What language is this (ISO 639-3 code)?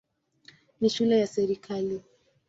swa